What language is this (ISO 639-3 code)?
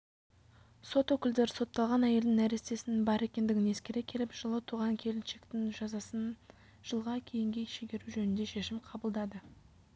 kaz